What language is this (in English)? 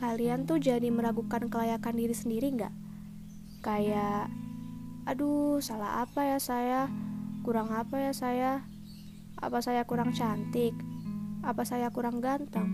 Indonesian